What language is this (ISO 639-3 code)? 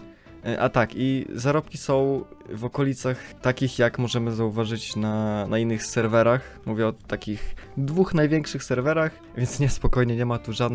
pol